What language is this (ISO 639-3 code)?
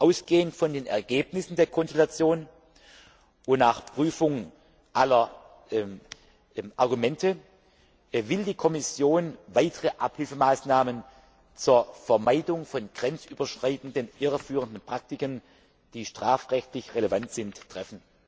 deu